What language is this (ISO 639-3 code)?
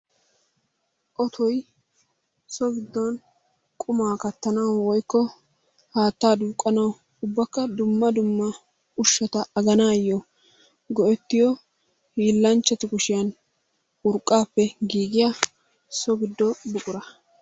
wal